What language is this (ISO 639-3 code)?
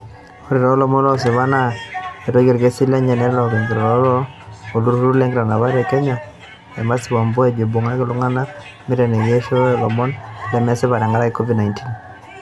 mas